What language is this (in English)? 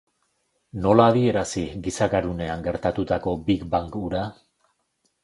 Basque